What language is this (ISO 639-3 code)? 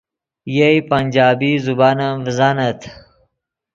ydg